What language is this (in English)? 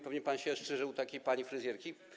Polish